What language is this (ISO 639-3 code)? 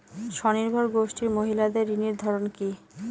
ben